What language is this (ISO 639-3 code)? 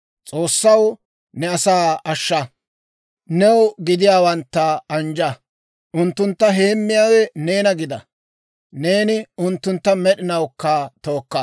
dwr